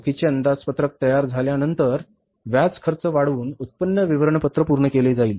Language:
Marathi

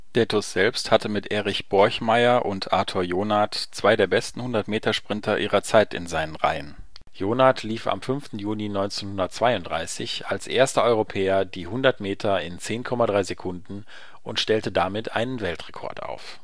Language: German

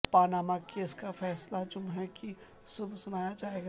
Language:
Urdu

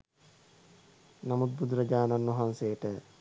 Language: Sinhala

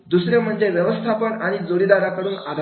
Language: Marathi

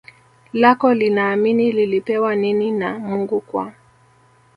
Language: Swahili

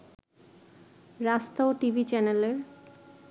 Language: Bangla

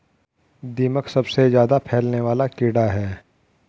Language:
Hindi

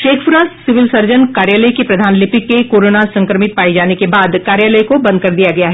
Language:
Hindi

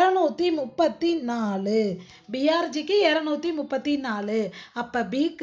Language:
Hindi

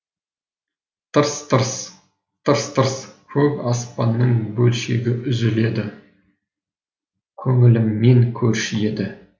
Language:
Kazakh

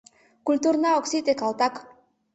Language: Mari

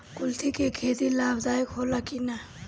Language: Bhojpuri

